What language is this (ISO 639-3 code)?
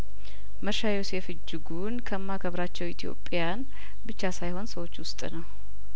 amh